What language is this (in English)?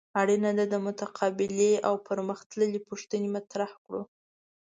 Pashto